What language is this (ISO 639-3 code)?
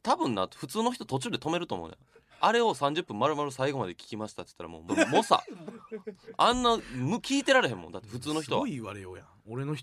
jpn